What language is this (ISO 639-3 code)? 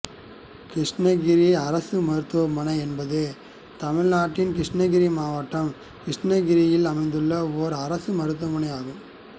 tam